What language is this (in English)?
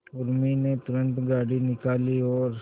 Hindi